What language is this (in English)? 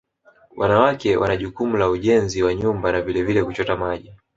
Swahili